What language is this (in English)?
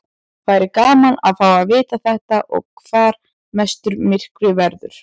Icelandic